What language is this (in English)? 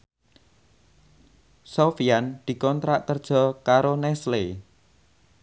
Javanese